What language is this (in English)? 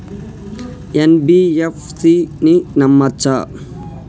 Telugu